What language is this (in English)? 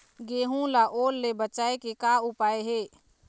Chhattisgarhi